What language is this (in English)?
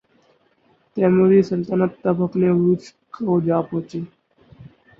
Urdu